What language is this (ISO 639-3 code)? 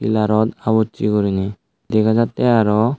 ccp